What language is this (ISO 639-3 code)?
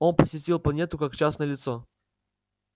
rus